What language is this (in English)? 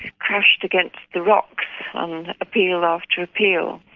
English